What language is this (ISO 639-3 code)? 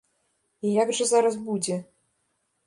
bel